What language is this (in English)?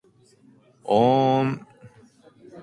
Japanese